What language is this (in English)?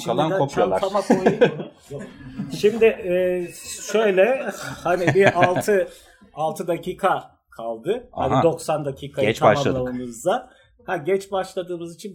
Turkish